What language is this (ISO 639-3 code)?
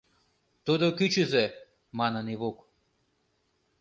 chm